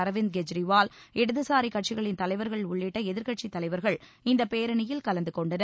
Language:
Tamil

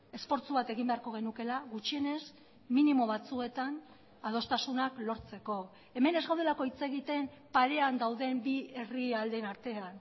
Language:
Basque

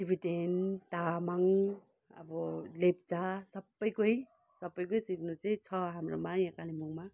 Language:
Nepali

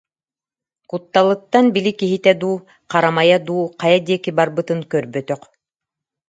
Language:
Yakut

